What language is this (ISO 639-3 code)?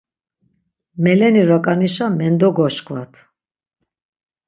lzz